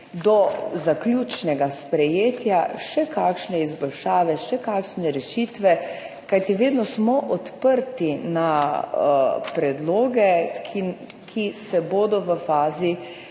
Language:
Slovenian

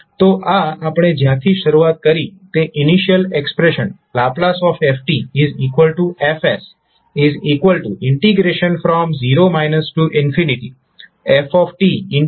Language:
Gujarati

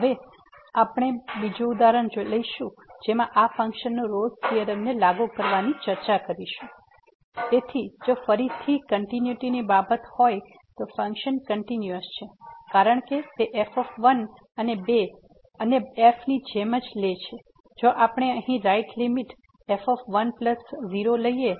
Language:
Gujarati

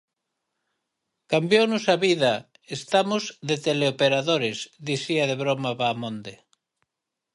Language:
Galician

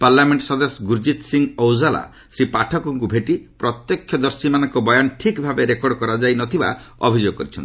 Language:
Odia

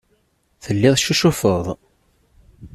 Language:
Kabyle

